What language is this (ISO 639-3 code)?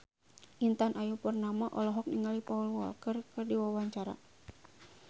sun